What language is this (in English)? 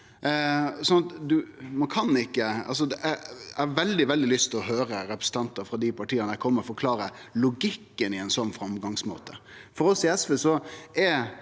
Norwegian